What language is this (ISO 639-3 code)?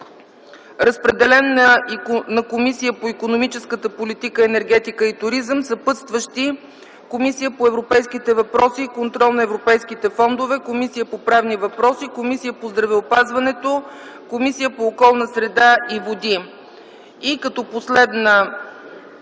bul